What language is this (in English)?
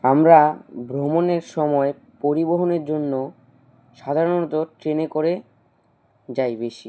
Bangla